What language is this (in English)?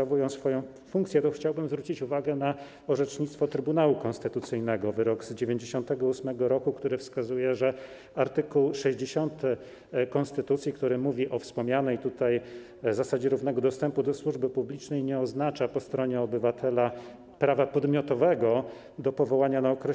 Polish